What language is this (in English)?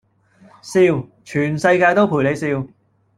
Cantonese